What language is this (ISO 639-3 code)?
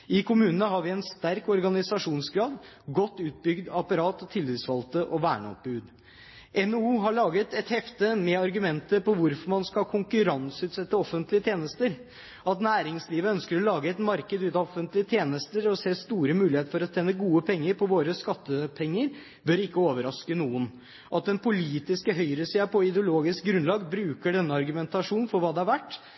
nob